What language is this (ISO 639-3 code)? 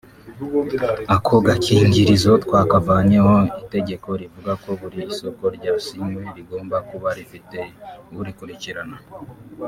kin